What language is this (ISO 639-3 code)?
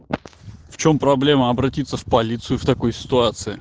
rus